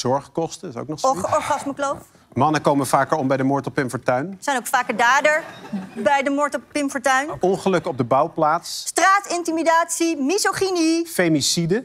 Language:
Dutch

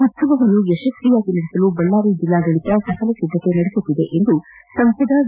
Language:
Kannada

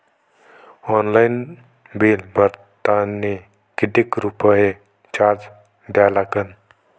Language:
Marathi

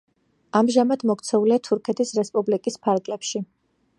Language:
Georgian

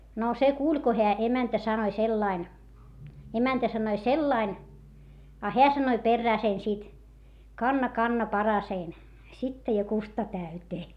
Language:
Finnish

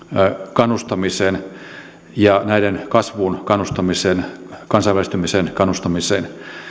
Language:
Finnish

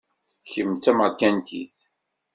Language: Kabyle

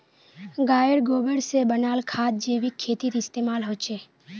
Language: Magahi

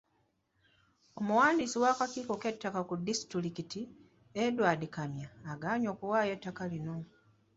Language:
Ganda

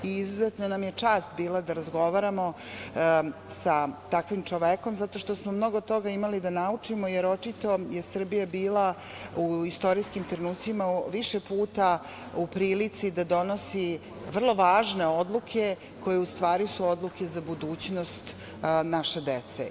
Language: Serbian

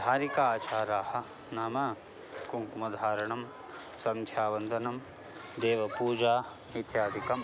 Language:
Sanskrit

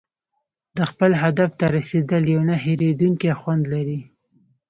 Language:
Pashto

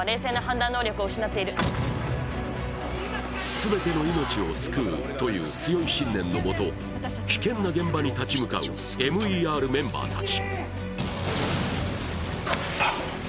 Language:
Japanese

